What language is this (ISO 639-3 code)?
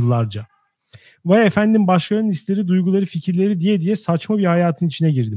tur